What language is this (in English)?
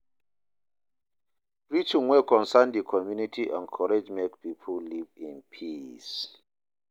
Nigerian Pidgin